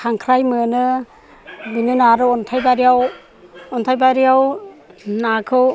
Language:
Bodo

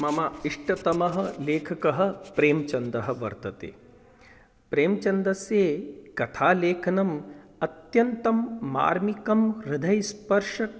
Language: Sanskrit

